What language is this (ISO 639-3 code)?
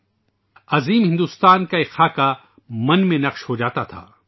urd